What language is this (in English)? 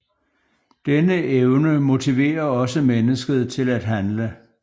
Danish